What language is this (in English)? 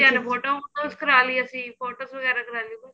Punjabi